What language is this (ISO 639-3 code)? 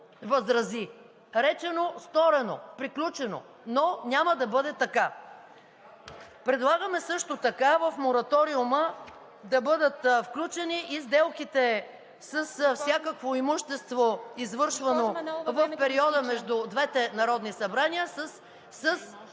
bul